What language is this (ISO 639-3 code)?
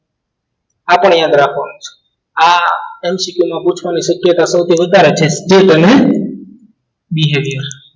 guj